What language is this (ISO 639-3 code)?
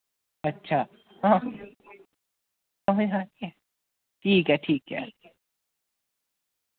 doi